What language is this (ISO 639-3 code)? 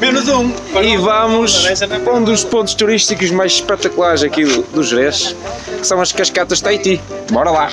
por